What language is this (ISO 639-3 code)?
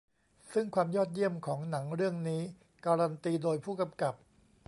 tha